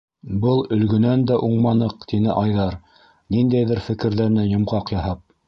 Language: Bashkir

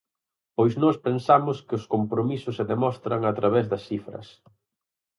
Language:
Galician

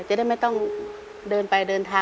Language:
Thai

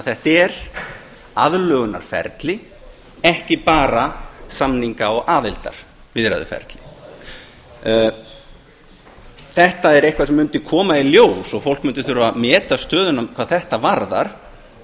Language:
Icelandic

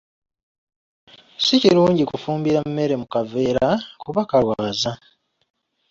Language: Ganda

